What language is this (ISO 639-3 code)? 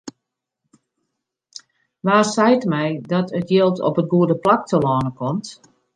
fry